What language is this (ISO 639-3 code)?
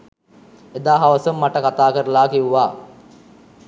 sin